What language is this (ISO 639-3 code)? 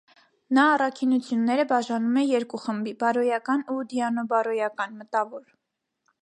hye